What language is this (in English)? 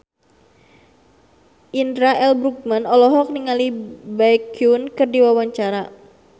Sundanese